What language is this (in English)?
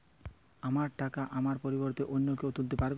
Bangla